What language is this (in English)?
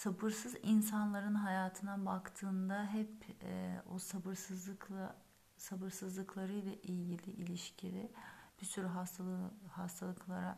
Turkish